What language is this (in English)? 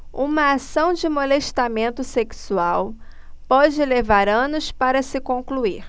Portuguese